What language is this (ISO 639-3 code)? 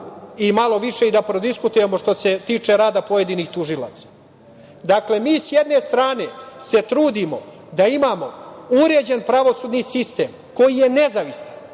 srp